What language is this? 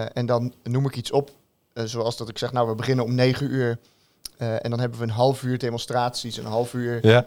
Dutch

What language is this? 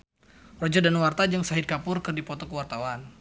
Sundanese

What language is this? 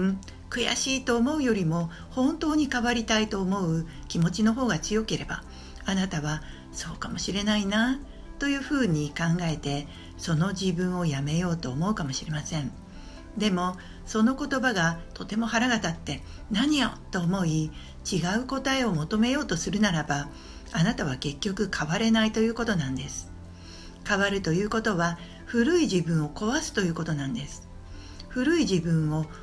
Japanese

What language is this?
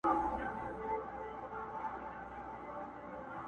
Pashto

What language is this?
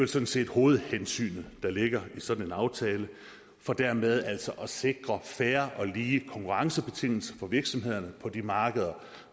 Danish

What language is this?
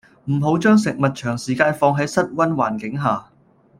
Cantonese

